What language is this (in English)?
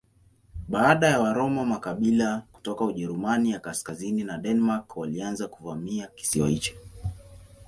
Swahili